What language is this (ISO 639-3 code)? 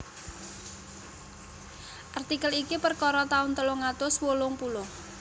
jav